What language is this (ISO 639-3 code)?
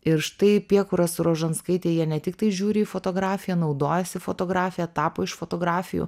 lit